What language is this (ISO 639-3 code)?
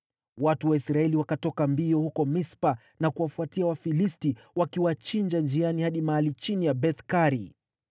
swa